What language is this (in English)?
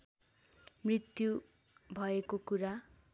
Nepali